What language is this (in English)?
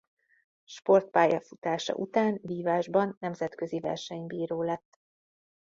Hungarian